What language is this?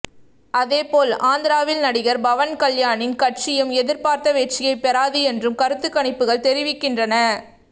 Tamil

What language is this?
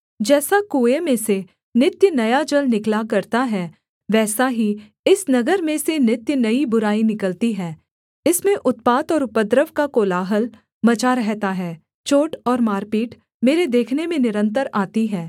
Hindi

